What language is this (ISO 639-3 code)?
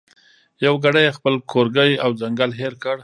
pus